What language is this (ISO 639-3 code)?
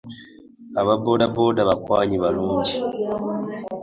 lug